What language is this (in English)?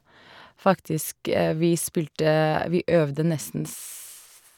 Norwegian